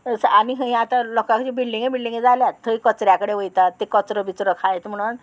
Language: Konkani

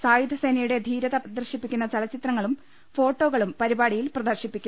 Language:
Malayalam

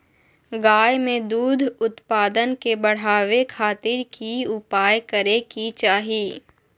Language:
Magahi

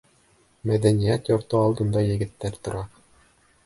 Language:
Bashkir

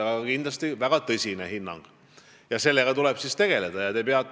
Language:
Estonian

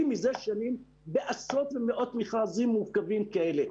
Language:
Hebrew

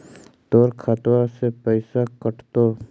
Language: Magahi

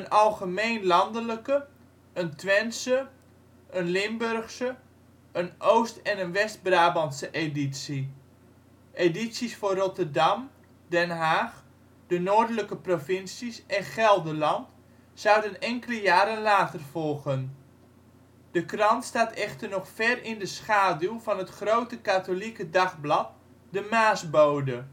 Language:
Dutch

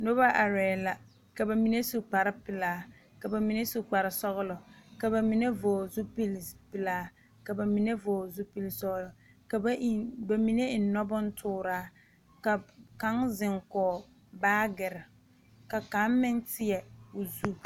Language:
Southern Dagaare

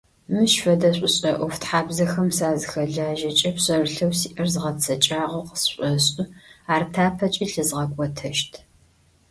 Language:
Adyghe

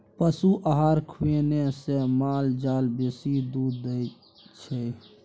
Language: Maithili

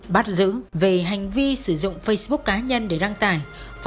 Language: Vietnamese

